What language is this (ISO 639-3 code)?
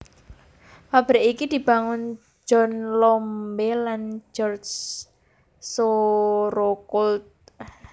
jav